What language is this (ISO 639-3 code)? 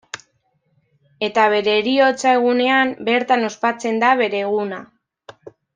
eus